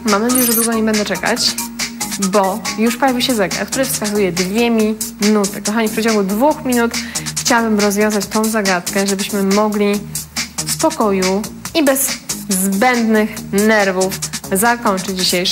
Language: Polish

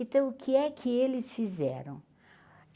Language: Portuguese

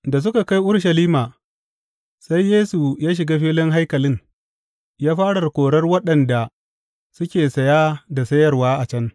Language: Hausa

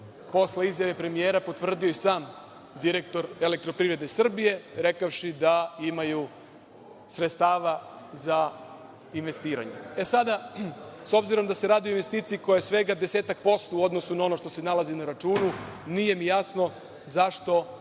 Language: Serbian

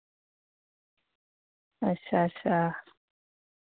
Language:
Dogri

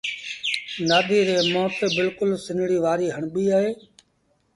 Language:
Sindhi Bhil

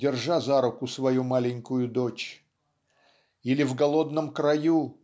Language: Russian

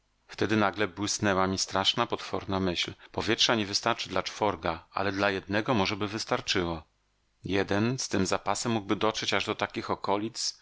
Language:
Polish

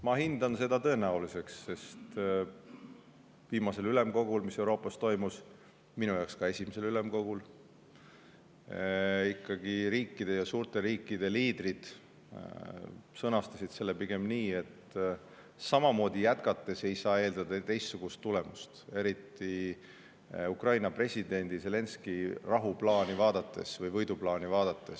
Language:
Estonian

